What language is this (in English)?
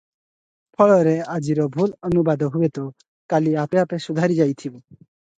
Odia